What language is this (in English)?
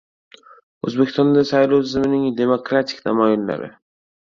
Uzbek